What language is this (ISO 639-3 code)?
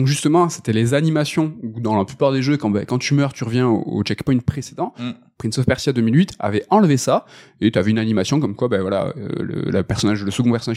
fra